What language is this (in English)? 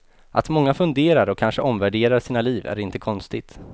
Swedish